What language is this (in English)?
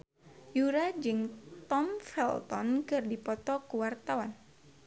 Sundanese